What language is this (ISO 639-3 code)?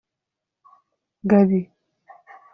kin